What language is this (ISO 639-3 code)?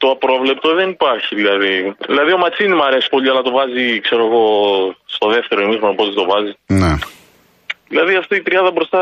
ell